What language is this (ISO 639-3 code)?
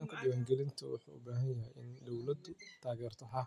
som